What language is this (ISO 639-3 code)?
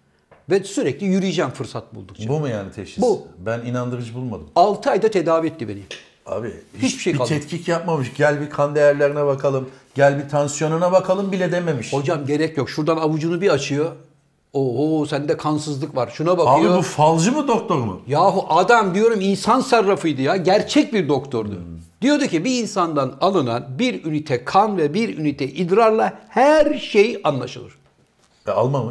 tur